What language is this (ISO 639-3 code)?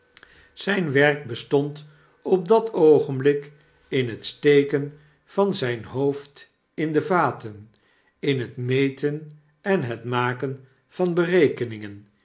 nld